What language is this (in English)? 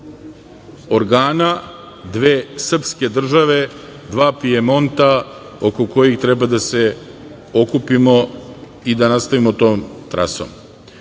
Serbian